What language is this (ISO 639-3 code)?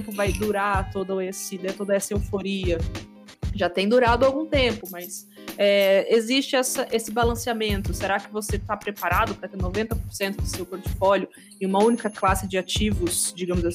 por